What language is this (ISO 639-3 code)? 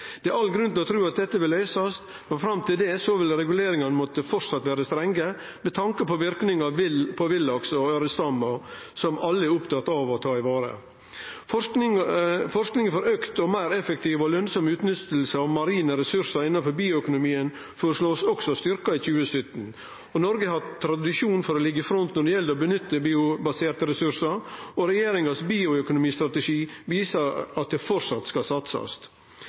nno